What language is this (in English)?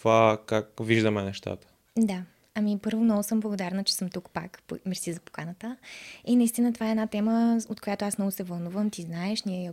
Bulgarian